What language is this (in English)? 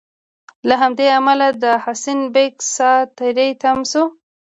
Pashto